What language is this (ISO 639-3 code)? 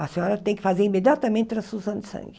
por